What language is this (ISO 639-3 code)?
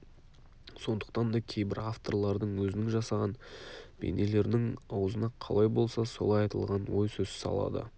kaz